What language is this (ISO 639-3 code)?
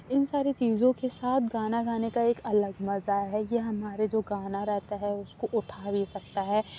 urd